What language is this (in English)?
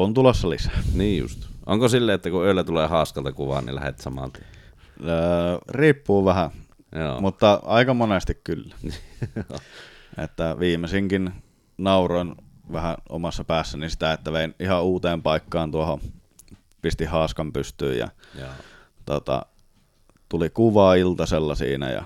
Finnish